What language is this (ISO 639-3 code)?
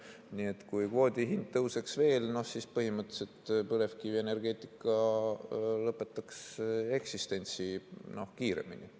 est